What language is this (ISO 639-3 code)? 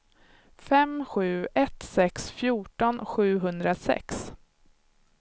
swe